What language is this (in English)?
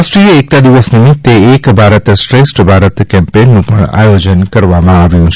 Gujarati